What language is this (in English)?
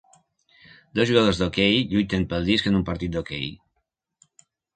Catalan